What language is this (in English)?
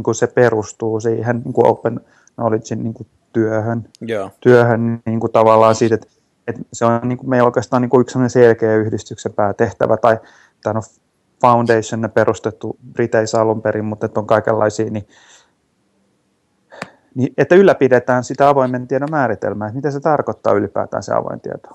Finnish